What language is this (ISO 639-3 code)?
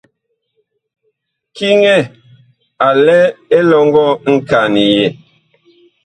bkh